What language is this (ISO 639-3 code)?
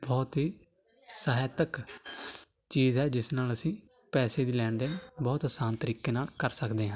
pan